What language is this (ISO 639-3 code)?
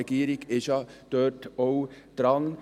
gsw